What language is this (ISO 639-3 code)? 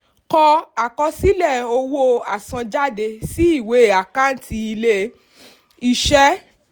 yor